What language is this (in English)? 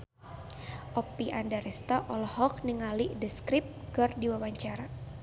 Sundanese